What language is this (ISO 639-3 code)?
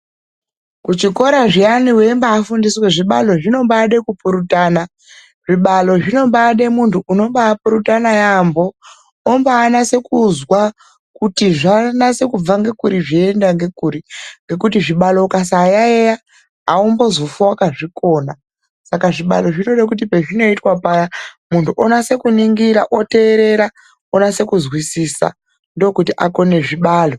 ndc